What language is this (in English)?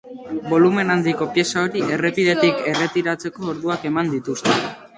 Basque